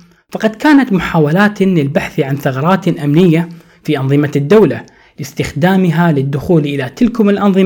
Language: Arabic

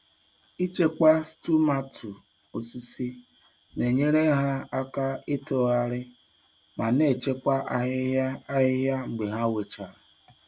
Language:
Igbo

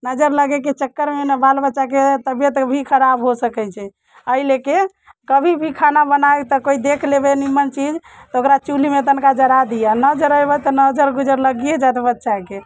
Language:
Maithili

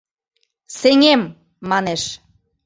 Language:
Mari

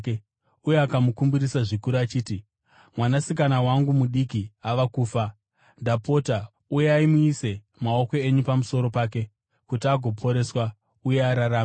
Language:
Shona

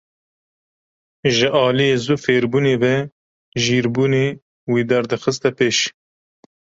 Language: Kurdish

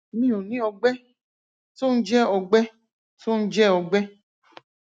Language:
Yoruba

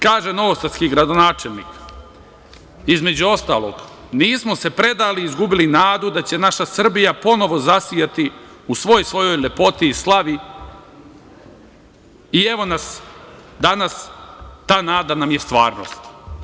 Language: Serbian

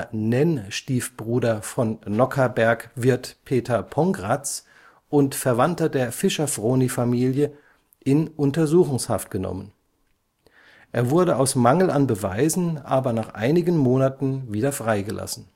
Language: German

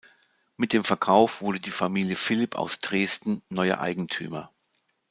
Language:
German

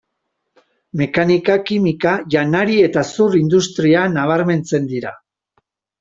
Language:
Basque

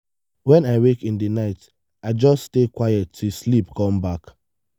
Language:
Nigerian Pidgin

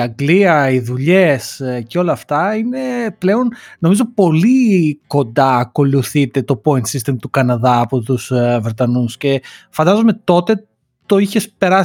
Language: Greek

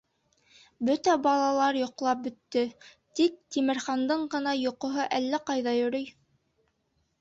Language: Bashkir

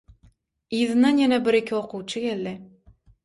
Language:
Turkmen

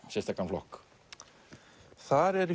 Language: Icelandic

